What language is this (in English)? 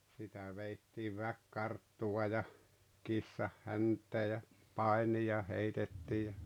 Finnish